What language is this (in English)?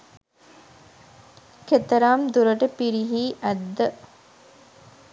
Sinhala